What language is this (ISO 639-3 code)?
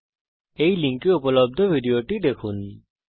ben